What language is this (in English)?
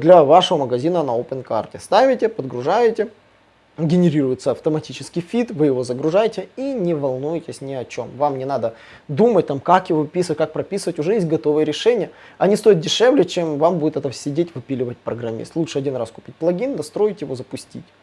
Russian